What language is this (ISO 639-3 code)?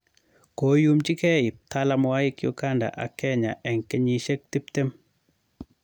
kln